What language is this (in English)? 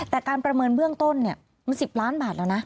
Thai